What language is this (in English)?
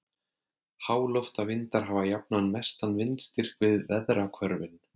Icelandic